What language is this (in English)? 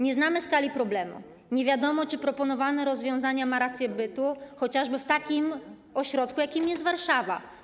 Polish